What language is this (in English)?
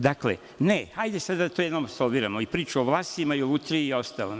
Serbian